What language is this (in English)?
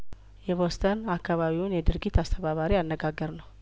Amharic